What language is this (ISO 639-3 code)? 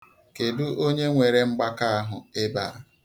ibo